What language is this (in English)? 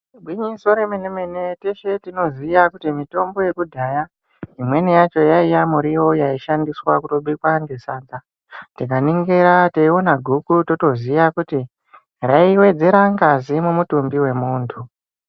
Ndau